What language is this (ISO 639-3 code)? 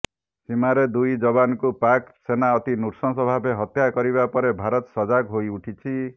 ori